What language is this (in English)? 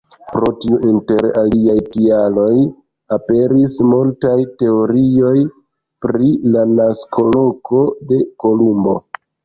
Esperanto